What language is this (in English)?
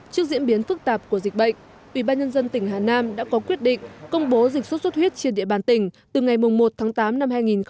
Vietnamese